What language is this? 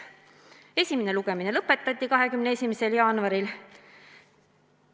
Estonian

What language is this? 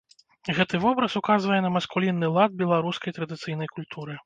Belarusian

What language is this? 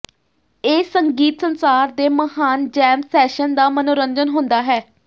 Punjabi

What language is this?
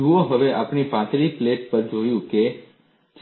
Gujarati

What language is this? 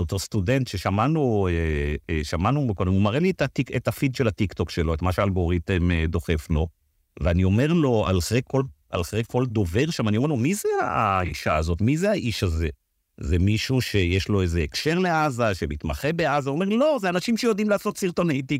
Hebrew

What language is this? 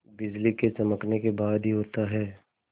Hindi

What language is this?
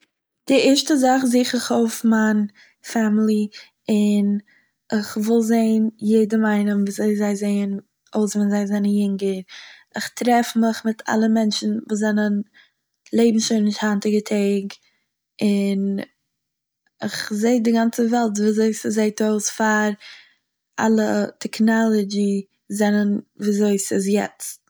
Yiddish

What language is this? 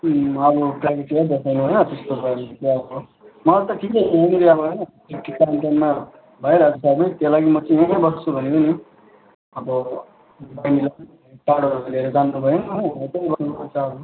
Nepali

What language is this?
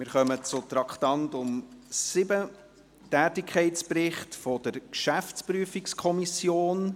Swiss German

